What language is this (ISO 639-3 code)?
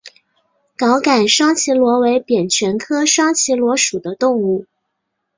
zho